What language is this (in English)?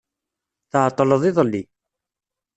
Kabyle